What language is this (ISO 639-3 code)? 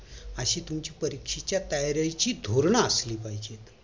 mar